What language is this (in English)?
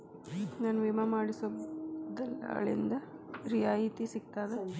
Kannada